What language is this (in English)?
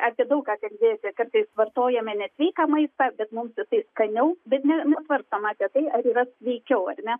Lithuanian